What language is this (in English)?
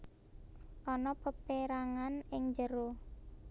Javanese